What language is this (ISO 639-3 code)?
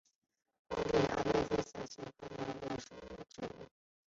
zho